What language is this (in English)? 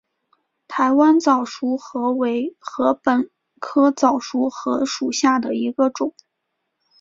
Chinese